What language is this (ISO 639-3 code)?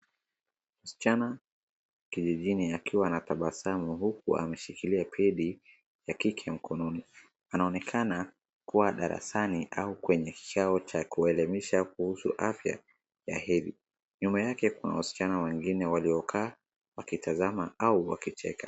swa